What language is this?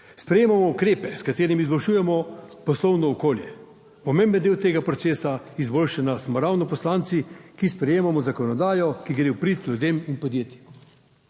Slovenian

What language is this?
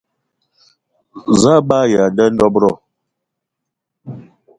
Eton (Cameroon)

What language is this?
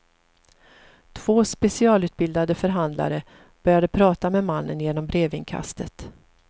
Swedish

